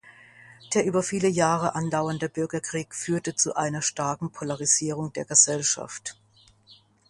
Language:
German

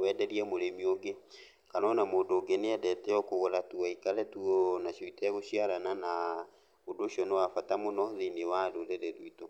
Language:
Kikuyu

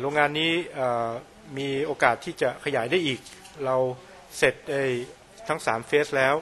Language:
Thai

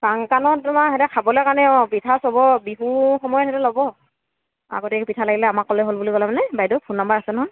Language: Assamese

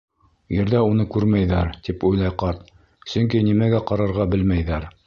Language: Bashkir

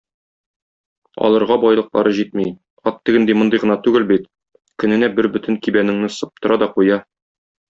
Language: Tatar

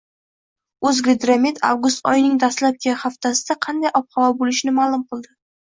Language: Uzbek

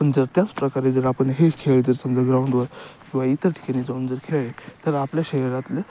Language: Marathi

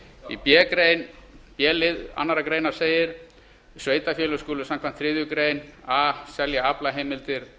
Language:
Icelandic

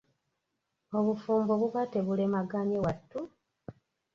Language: Ganda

